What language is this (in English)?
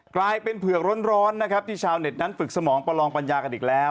Thai